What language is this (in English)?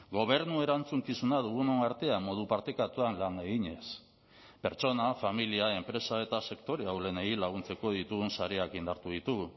Basque